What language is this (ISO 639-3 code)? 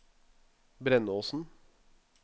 nor